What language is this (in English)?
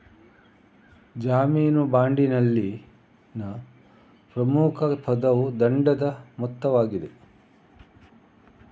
Kannada